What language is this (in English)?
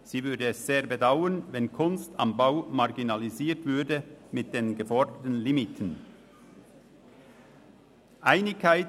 Swiss German